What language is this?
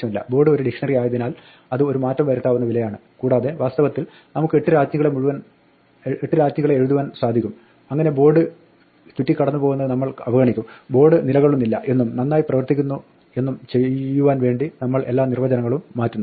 Malayalam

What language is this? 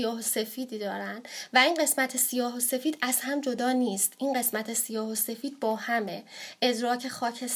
Persian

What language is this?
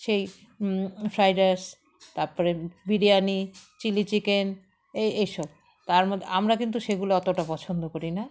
Bangla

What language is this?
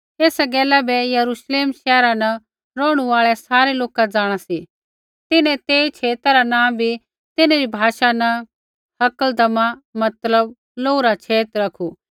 Kullu Pahari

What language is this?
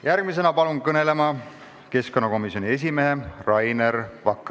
Estonian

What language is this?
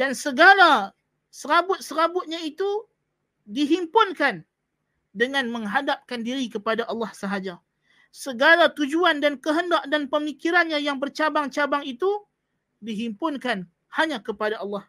Malay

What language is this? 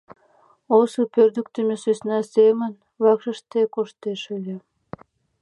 Mari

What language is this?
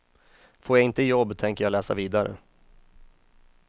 Swedish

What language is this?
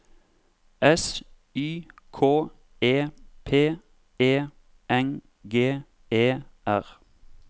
Norwegian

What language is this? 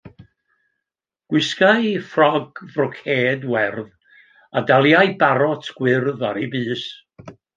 Welsh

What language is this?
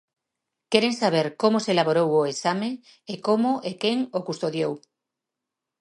Galician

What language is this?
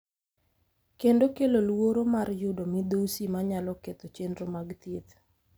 Luo (Kenya and Tanzania)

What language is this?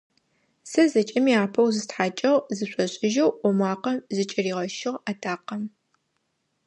Adyghe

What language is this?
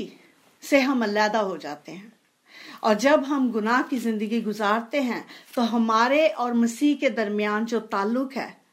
Hindi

